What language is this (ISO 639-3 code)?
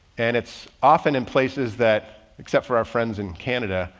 eng